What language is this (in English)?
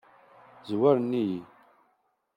Kabyle